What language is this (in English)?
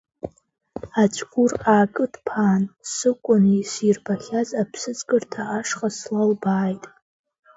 Abkhazian